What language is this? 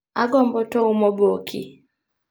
Luo (Kenya and Tanzania)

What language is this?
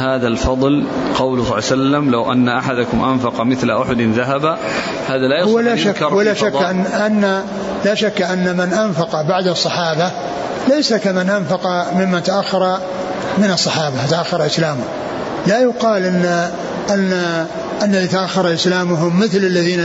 Arabic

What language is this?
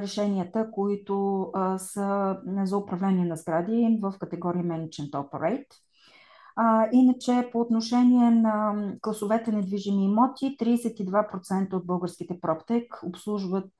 Bulgarian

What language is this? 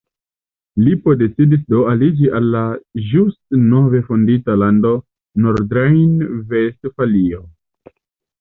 Esperanto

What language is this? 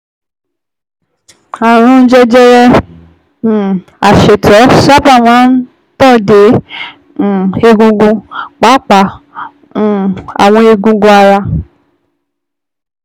Yoruba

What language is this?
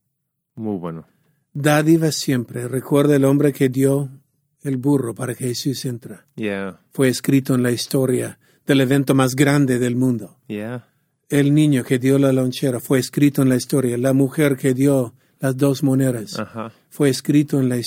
Spanish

